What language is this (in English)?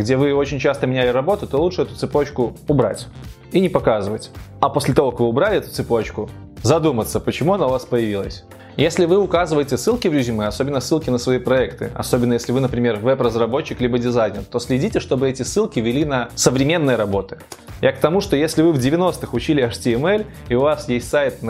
Russian